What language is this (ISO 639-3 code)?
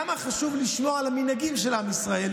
heb